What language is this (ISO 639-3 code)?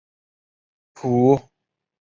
zho